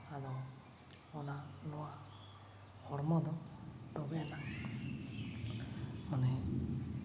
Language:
Santali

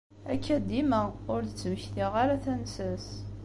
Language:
Kabyle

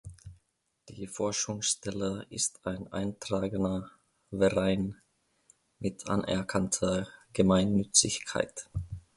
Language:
German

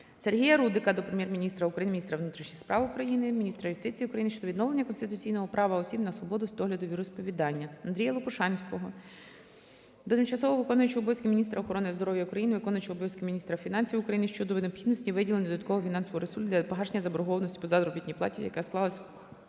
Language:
Ukrainian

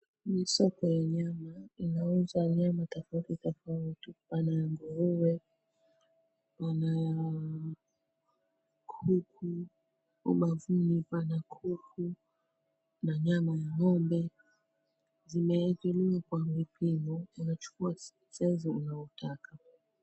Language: Swahili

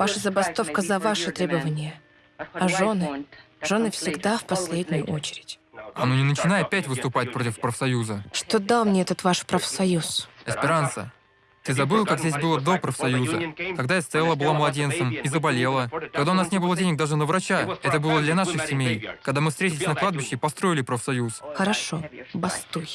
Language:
Russian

